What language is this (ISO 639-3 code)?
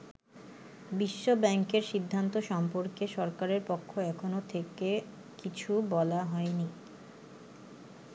ben